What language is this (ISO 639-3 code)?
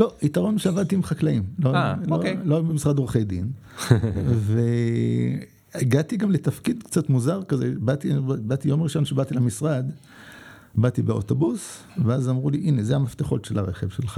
heb